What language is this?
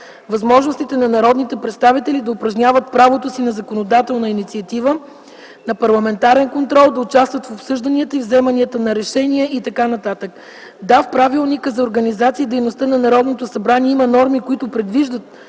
Bulgarian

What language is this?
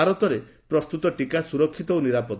Odia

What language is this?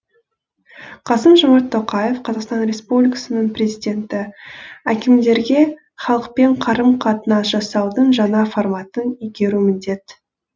Kazakh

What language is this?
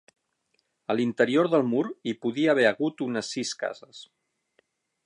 Catalan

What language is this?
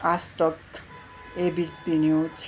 Nepali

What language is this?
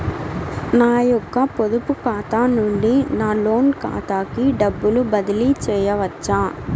Telugu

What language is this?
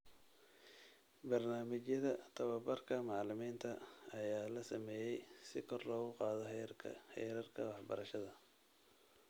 Somali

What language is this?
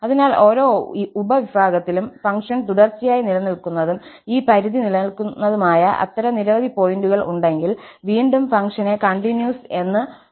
Malayalam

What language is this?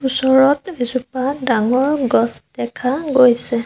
Assamese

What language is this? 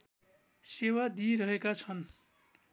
Nepali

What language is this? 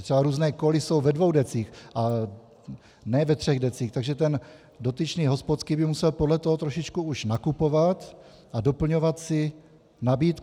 Czech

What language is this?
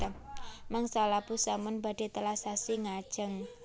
Javanese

